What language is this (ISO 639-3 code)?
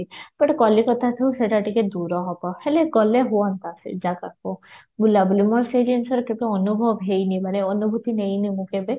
ori